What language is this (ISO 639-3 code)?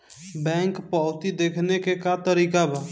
bho